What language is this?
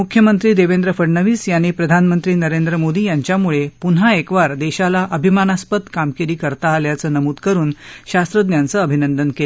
Marathi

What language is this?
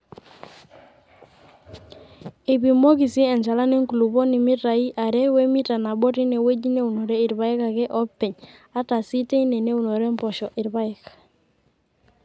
Masai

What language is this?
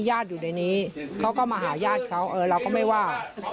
Thai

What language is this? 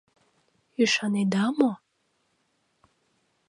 Mari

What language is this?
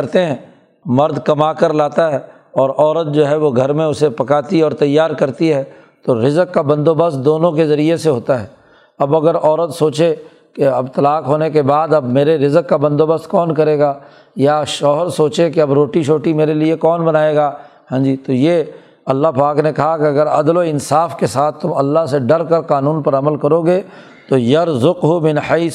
Urdu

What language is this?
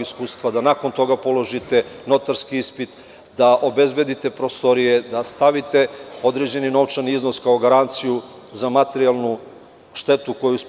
Serbian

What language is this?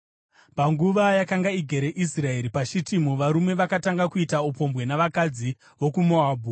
Shona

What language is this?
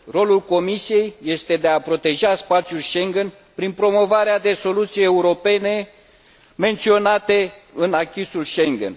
Romanian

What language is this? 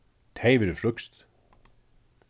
Faroese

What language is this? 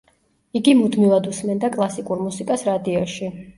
Georgian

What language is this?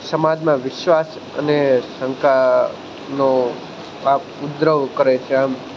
Gujarati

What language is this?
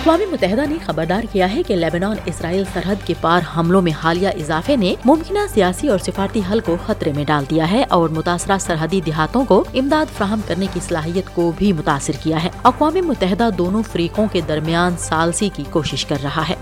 Urdu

